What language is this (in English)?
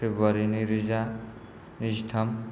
Bodo